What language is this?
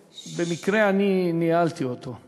Hebrew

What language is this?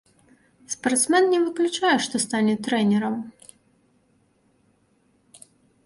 Belarusian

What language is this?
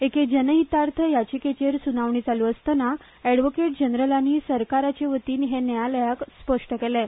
Konkani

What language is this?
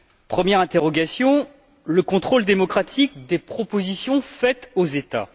French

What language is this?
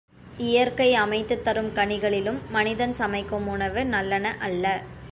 Tamil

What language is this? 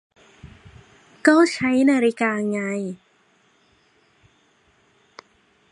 Thai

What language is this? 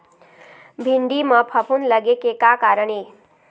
Chhattisgarhi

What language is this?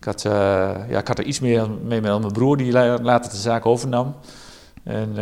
Dutch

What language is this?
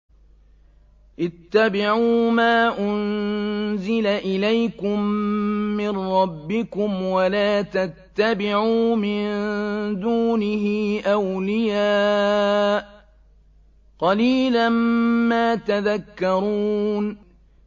Arabic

